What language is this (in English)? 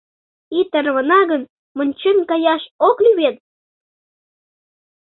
Mari